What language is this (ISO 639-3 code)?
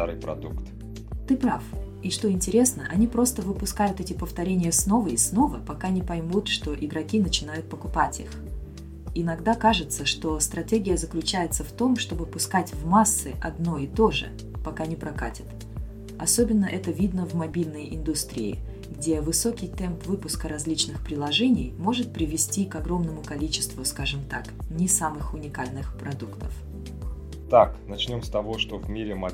rus